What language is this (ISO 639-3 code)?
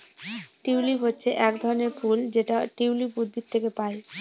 ben